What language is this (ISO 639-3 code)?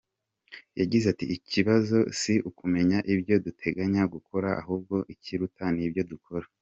kin